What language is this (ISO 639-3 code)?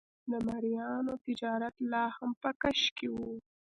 pus